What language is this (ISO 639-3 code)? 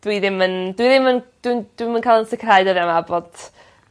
cym